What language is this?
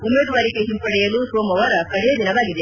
Kannada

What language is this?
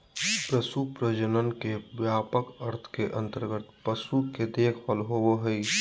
Magahi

